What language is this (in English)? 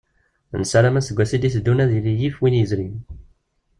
Kabyle